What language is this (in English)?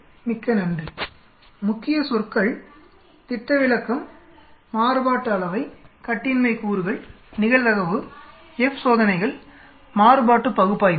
Tamil